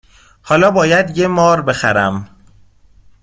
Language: Persian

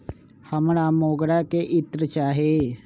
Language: Magahi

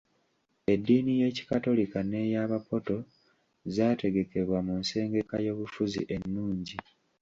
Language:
Ganda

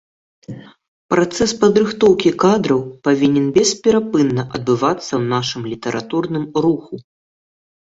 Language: Belarusian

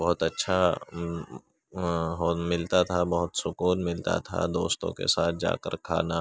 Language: Urdu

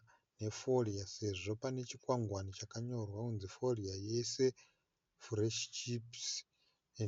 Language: Shona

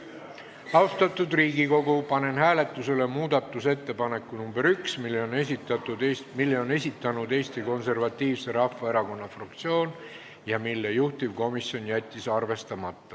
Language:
Estonian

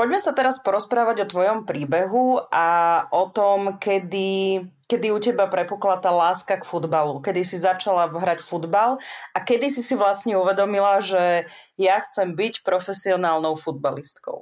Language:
Slovak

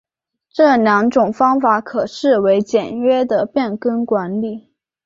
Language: Chinese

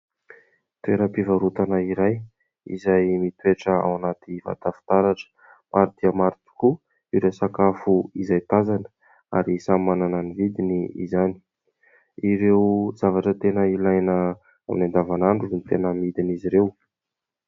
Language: Malagasy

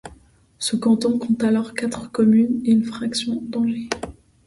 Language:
French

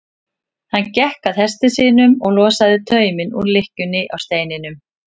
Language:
Icelandic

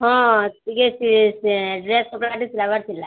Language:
Odia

